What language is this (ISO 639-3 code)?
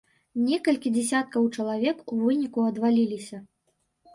bel